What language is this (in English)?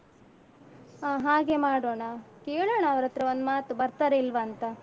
Kannada